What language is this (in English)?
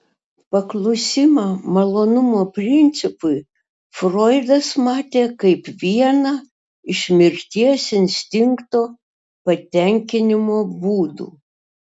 Lithuanian